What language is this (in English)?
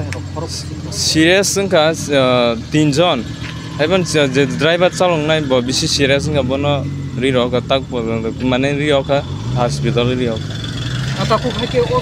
Romanian